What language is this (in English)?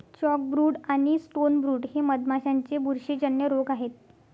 Marathi